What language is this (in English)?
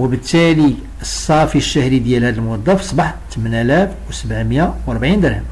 Arabic